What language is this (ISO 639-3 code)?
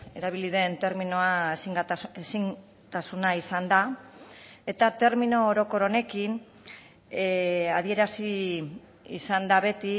eus